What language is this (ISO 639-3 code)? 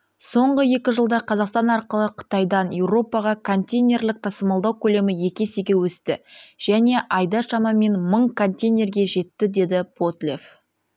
kaz